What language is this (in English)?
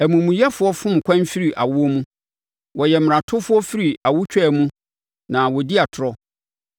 Akan